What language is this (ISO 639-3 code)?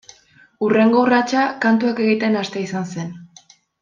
eus